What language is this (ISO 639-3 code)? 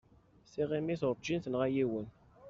kab